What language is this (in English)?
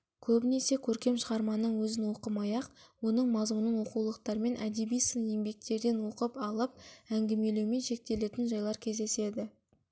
Kazakh